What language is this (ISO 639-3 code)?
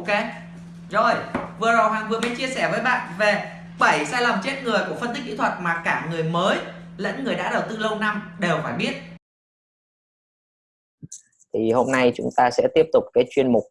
vie